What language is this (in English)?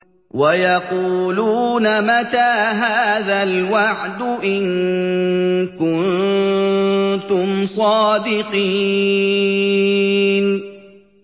Arabic